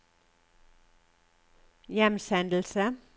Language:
Norwegian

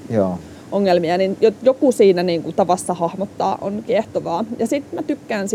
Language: Finnish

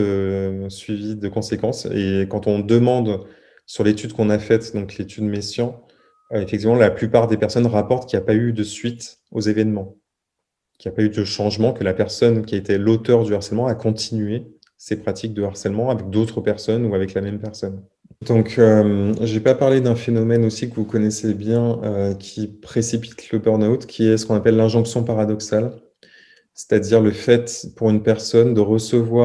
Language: French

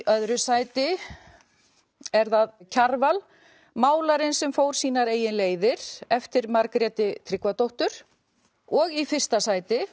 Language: Icelandic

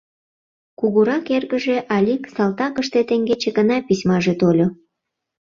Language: Mari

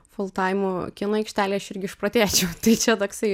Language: Lithuanian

